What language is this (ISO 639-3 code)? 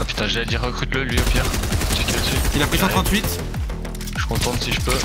fra